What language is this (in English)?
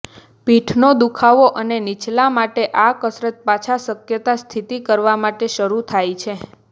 Gujarati